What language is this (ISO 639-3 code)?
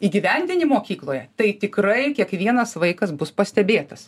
lit